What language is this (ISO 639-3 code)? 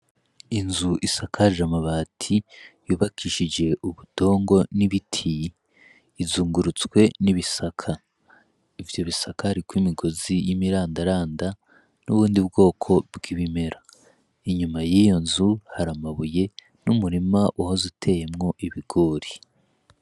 run